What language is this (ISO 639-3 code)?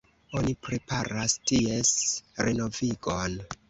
epo